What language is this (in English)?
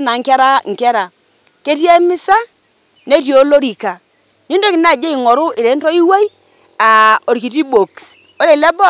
Masai